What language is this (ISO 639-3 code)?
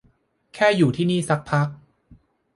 tha